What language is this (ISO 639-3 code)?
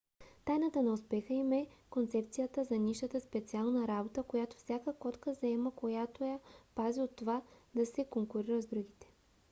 bul